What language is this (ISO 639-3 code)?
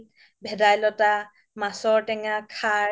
asm